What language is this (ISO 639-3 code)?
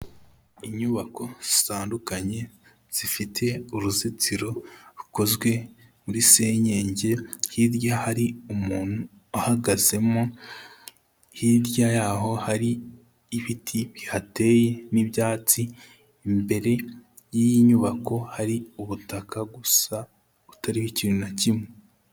kin